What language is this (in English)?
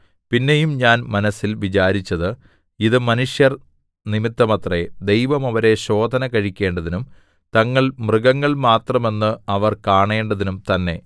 Malayalam